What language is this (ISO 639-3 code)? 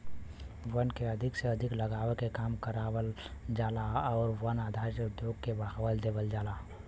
bho